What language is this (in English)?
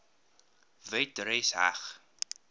Afrikaans